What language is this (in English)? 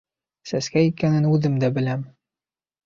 Bashkir